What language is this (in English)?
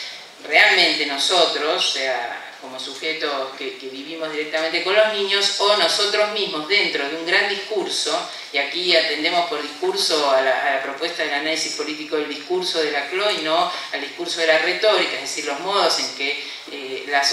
Spanish